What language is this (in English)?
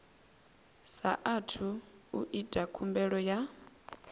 Venda